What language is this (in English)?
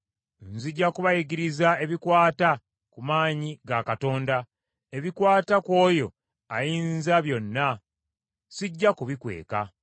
Ganda